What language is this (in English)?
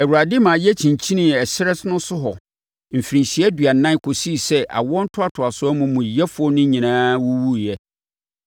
Akan